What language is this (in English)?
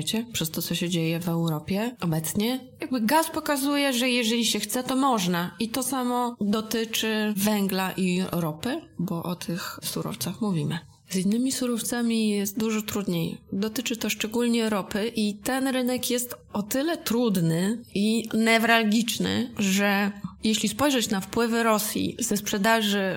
Polish